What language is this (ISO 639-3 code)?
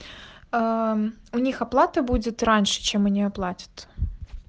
rus